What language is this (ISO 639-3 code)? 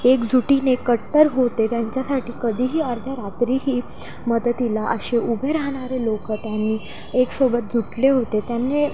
mar